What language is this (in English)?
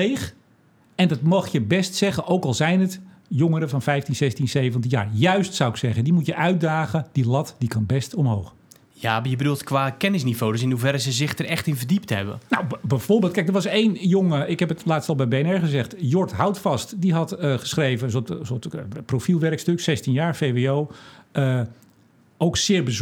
Dutch